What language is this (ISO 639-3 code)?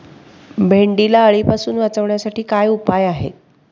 mar